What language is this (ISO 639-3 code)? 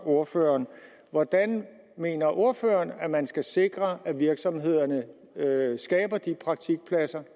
dan